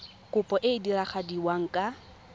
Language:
Tswana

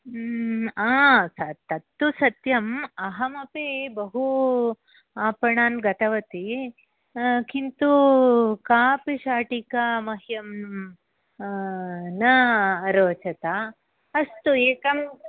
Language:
Sanskrit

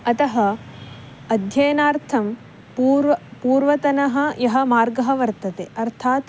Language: Sanskrit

